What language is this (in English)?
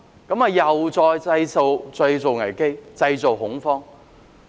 Cantonese